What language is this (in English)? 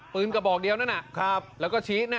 Thai